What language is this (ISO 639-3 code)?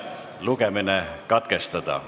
est